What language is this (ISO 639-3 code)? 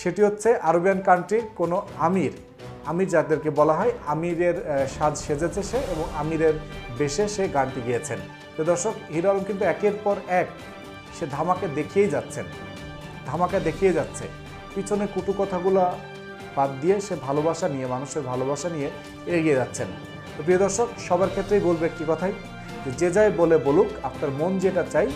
ron